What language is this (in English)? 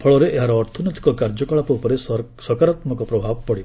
Odia